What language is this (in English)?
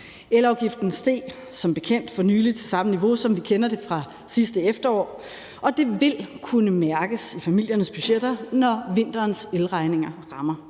Danish